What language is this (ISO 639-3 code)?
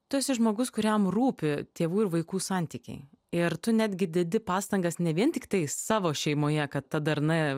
lit